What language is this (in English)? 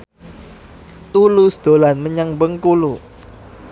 Javanese